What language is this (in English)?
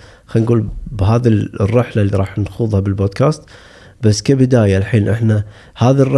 Arabic